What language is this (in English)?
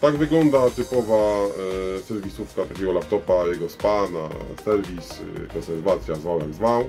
Polish